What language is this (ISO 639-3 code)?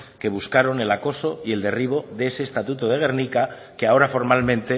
spa